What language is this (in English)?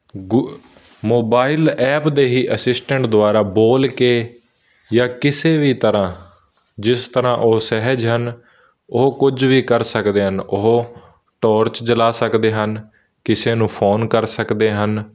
Punjabi